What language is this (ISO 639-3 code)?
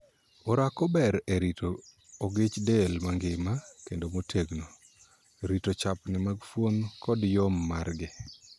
luo